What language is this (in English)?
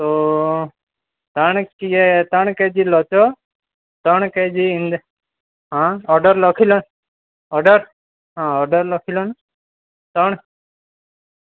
Gujarati